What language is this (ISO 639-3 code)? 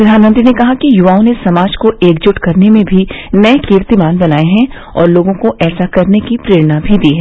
hin